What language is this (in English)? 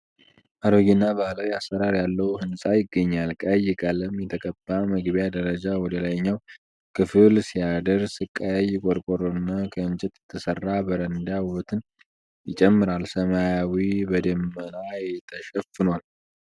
Amharic